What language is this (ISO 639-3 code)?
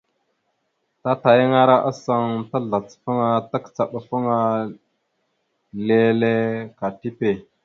mxu